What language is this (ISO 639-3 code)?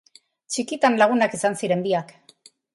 eus